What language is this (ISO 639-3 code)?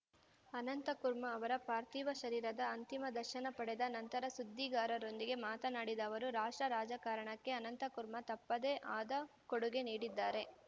kan